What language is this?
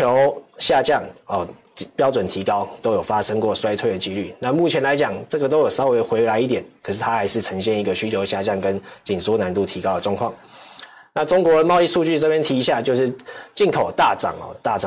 Chinese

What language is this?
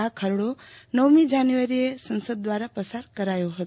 Gujarati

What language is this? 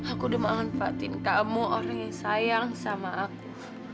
Indonesian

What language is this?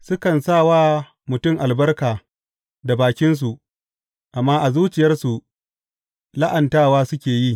Hausa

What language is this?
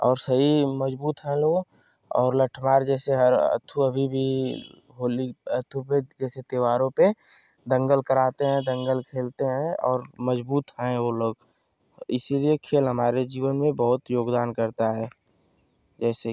Hindi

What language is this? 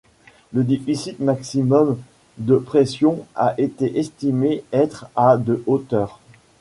French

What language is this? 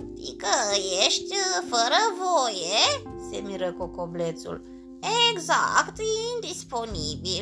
Romanian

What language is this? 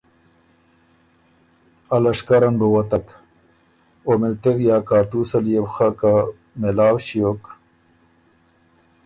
Ormuri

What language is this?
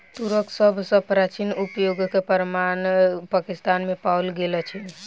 Maithili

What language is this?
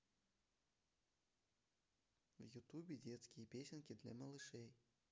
Russian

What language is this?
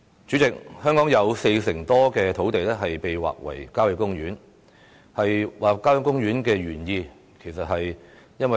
Cantonese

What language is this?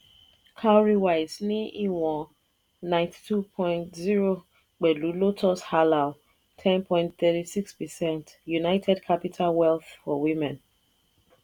Yoruba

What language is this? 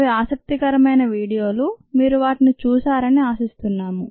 Telugu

